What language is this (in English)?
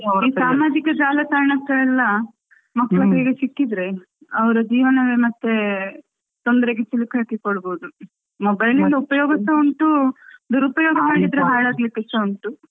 Kannada